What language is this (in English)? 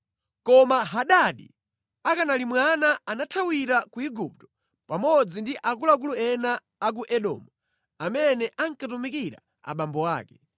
Nyanja